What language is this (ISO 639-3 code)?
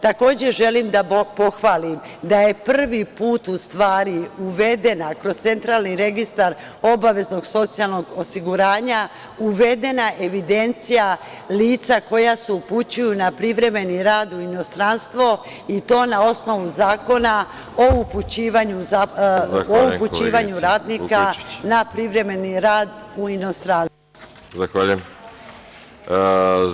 srp